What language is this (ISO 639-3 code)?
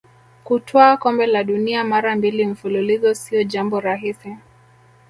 swa